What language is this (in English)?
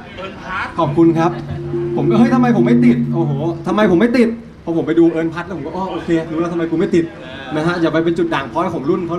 Thai